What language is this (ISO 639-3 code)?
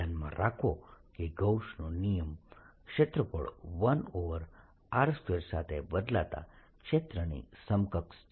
guj